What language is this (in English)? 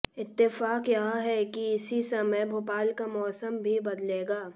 Hindi